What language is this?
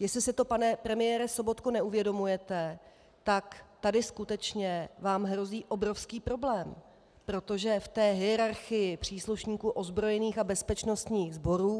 Czech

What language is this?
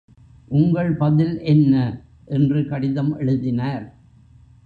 Tamil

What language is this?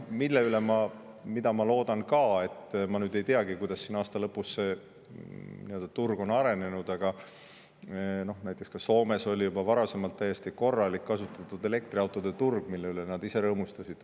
Estonian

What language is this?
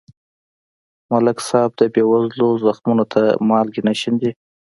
Pashto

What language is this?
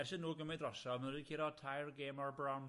Welsh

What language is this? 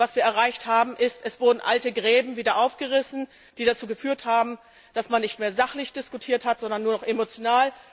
German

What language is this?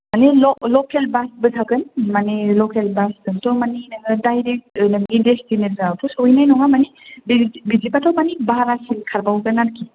Bodo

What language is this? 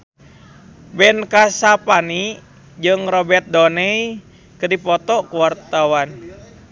Sundanese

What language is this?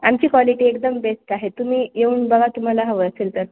Marathi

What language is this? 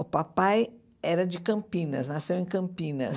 Portuguese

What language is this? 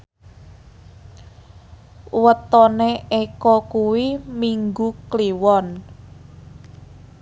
Javanese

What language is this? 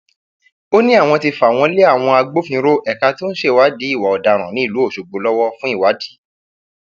Yoruba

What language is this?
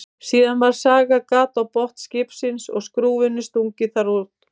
Icelandic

